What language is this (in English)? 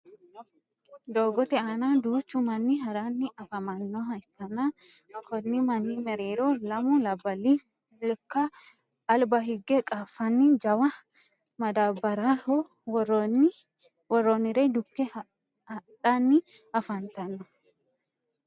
Sidamo